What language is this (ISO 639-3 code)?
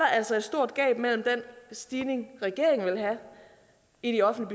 dan